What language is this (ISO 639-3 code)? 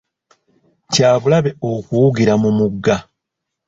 lug